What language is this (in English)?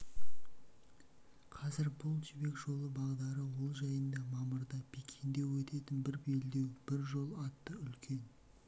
Kazakh